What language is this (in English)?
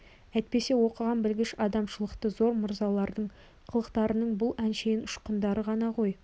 Kazakh